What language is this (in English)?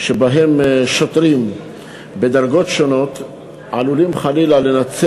Hebrew